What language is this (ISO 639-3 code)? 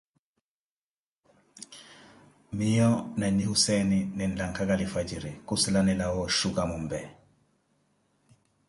eko